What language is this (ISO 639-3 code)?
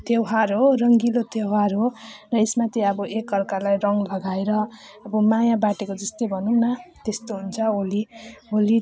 nep